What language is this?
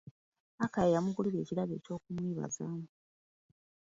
Ganda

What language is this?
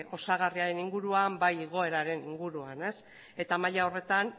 Basque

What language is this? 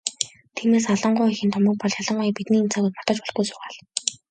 Mongolian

